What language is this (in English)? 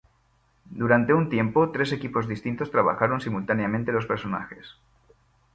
Spanish